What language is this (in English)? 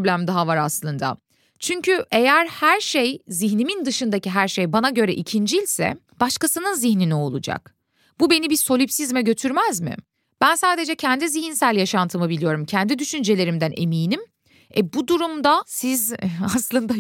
Turkish